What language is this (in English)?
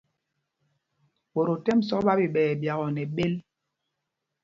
Mpumpong